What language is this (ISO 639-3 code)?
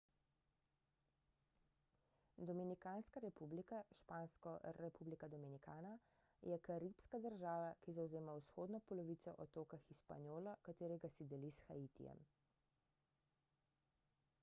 slv